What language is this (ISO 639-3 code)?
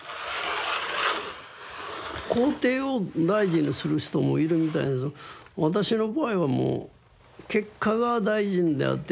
jpn